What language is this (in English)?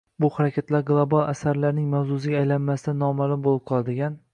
Uzbek